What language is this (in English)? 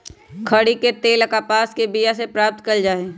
Magahi